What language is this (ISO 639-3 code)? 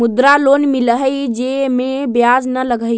mag